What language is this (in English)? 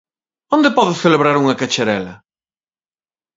Galician